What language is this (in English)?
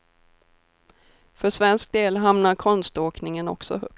Swedish